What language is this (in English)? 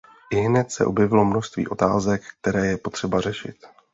Czech